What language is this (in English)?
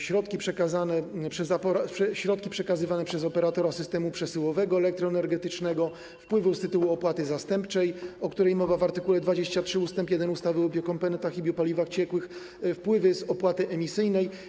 Polish